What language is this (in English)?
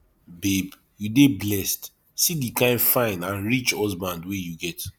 Nigerian Pidgin